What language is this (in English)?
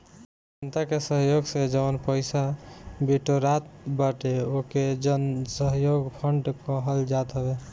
Bhojpuri